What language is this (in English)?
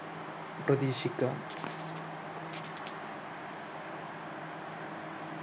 Malayalam